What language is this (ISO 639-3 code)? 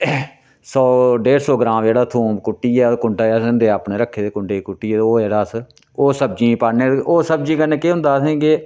doi